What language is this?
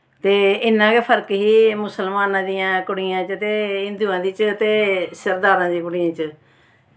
Dogri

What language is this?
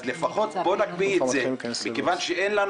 Hebrew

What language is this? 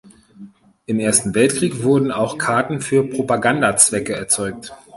German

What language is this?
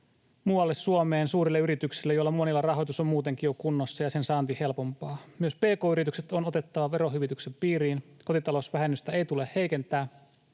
Finnish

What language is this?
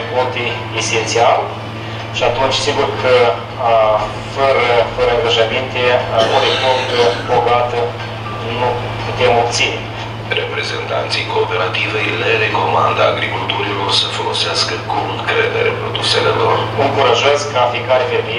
Romanian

